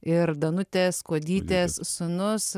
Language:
Lithuanian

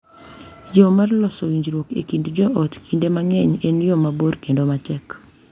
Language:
Luo (Kenya and Tanzania)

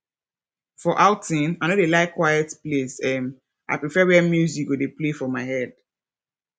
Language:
Nigerian Pidgin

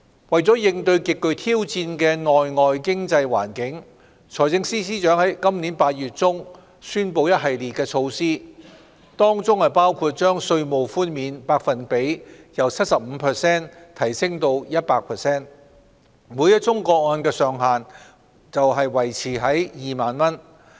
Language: Cantonese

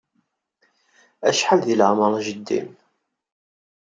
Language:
Kabyle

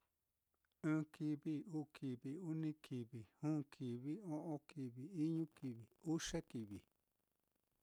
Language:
Mitlatongo Mixtec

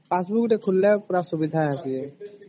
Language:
Odia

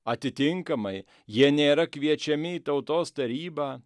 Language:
Lithuanian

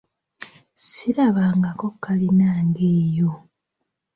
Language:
Ganda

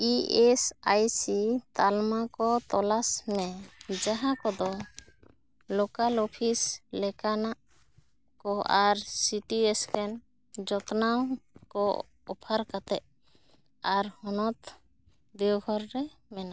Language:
Santali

